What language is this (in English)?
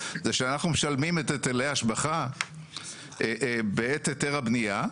Hebrew